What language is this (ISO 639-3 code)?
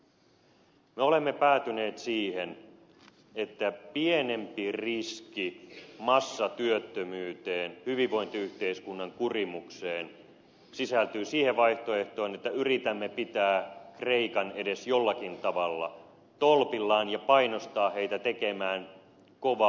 fin